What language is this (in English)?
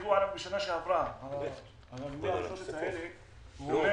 Hebrew